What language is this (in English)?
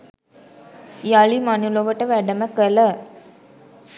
Sinhala